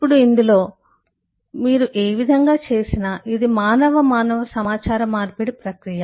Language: Telugu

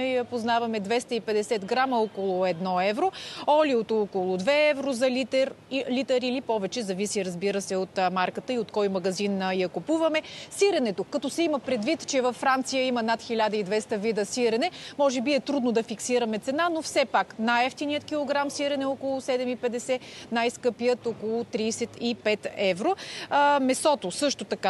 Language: Bulgarian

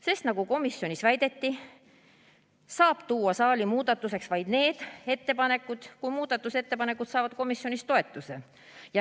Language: Estonian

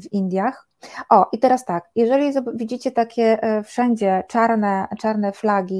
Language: Polish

